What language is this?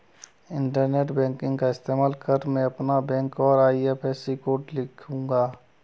Hindi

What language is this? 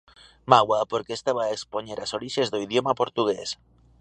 Galician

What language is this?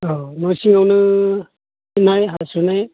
Bodo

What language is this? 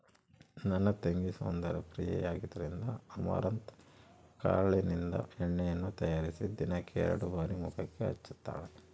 Kannada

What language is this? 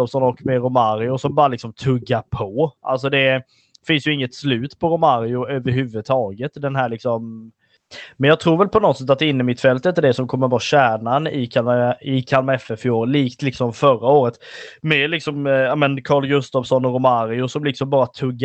Swedish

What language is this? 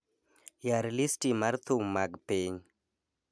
Luo (Kenya and Tanzania)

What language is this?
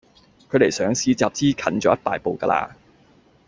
Cantonese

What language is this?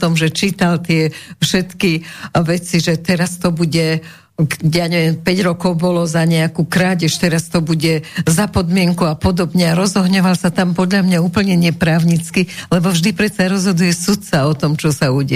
Slovak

